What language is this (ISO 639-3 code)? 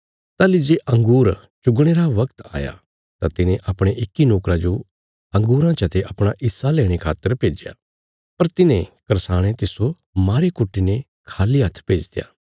kfs